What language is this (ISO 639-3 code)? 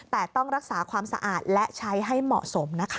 tha